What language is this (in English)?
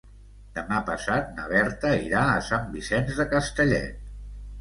Catalan